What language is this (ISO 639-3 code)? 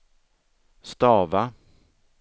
swe